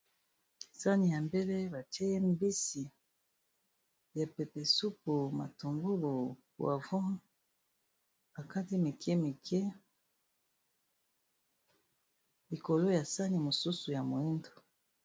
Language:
Lingala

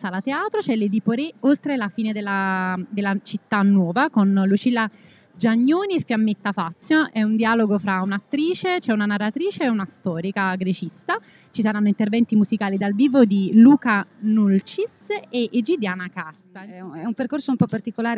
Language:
Italian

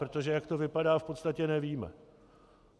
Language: Czech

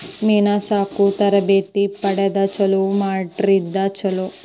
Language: Kannada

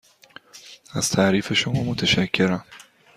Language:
Persian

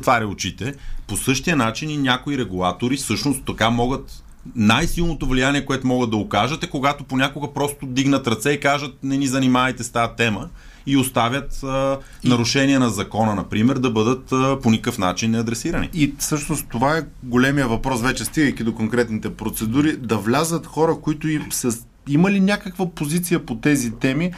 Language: Bulgarian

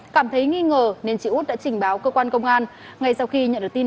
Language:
Vietnamese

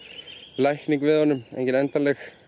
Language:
Icelandic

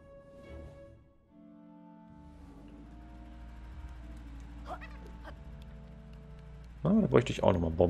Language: German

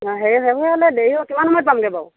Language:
Assamese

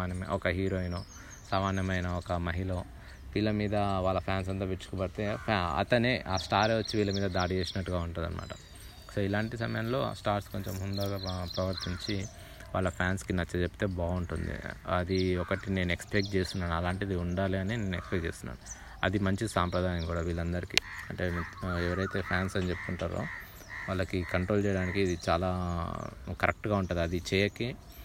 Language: Telugu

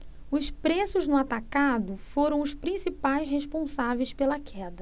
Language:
Portuguese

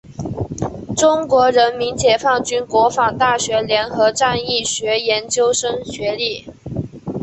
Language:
Chinese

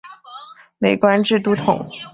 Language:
Chinese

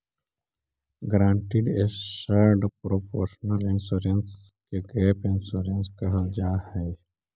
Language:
Magahi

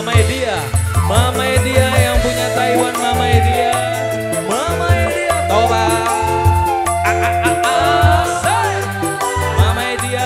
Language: Indonesian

